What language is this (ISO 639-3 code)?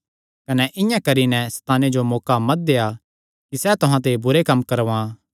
xnr